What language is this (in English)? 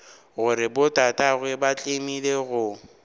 Northern Sotho